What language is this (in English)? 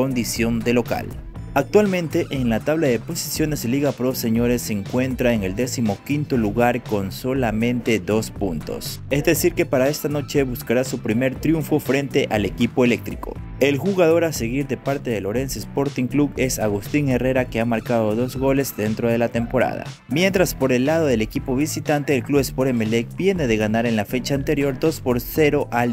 Spanish